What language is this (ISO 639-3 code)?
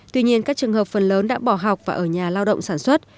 vie